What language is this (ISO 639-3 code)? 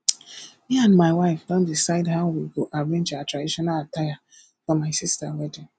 pcm